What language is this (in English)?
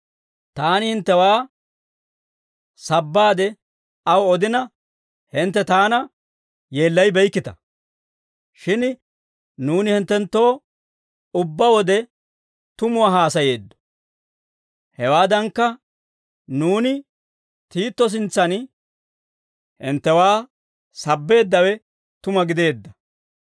Dawro